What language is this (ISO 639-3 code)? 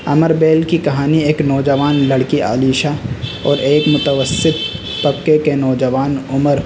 urd